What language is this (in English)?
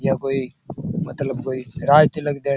Rajasthani